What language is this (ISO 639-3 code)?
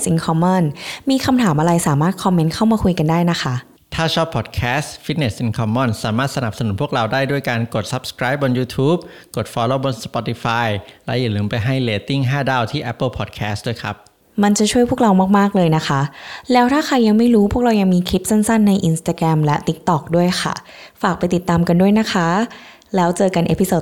tha